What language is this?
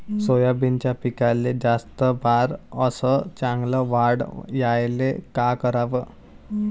Marathi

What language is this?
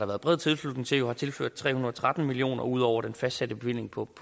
Danish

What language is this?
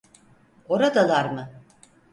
Turkish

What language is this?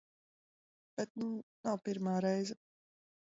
Latvian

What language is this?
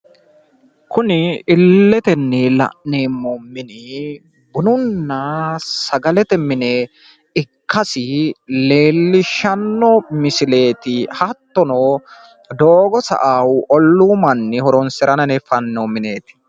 Sidamo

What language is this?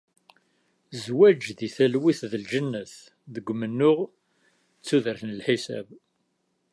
Kabyle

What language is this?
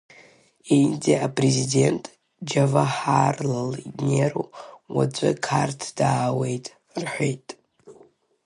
Abkhazian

